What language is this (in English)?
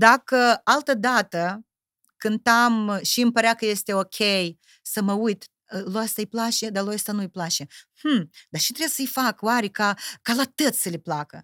Romanian